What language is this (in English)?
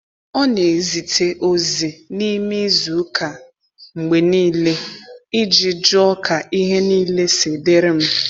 Igbo